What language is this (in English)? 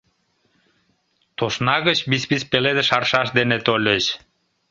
Mari